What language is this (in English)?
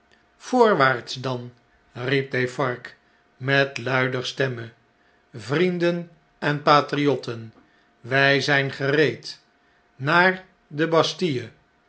Dutch